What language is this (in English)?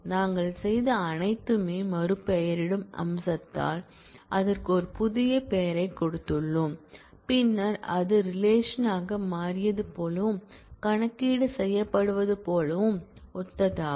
Tamil